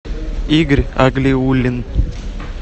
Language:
Russian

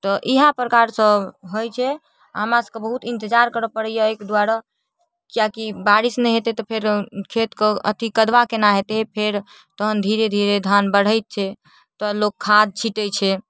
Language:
Maithili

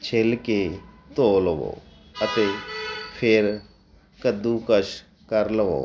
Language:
Punjabi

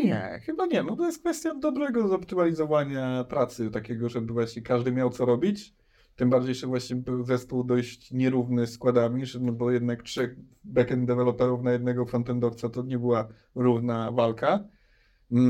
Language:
Polish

